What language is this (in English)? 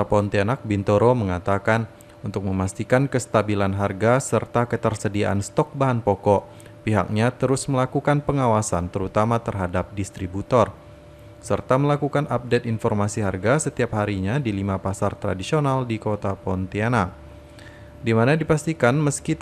Indonesian